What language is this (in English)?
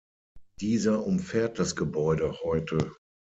German